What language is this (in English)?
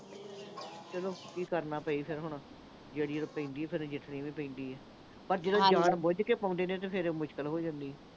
Punjabi